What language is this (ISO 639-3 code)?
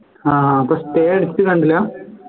mal